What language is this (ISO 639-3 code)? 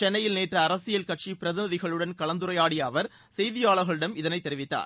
tam